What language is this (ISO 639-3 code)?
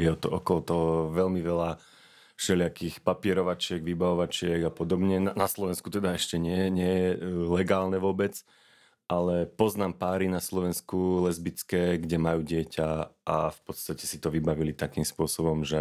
slk